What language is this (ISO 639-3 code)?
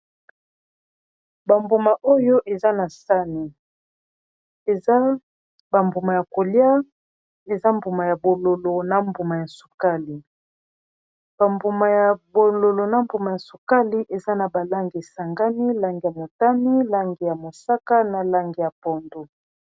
lin